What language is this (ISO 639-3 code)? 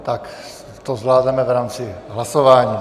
ces